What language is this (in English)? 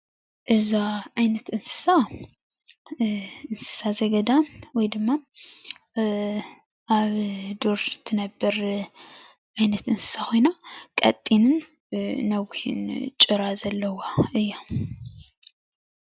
Tigrinya